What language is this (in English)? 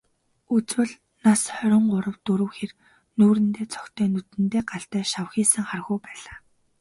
Mongolian